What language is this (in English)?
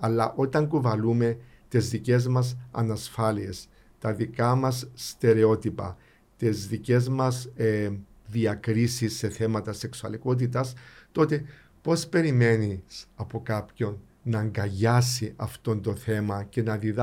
Greek